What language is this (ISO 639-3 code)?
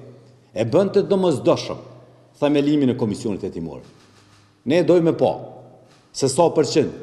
ron